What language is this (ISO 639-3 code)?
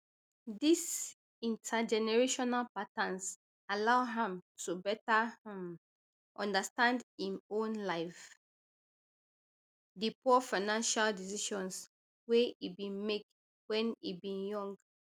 pcm